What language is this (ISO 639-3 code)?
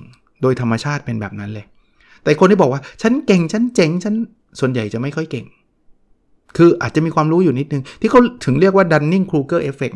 tha